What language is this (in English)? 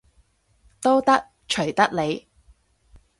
Cantonese